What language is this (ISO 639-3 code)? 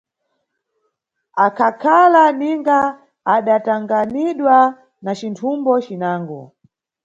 nyu